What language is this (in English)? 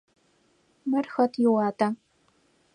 Adyghe